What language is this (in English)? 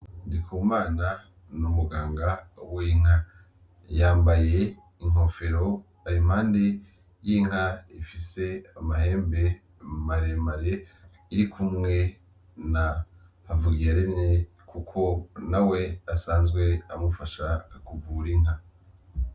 Rundi